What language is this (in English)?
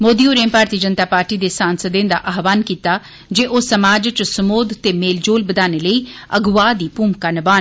Dogri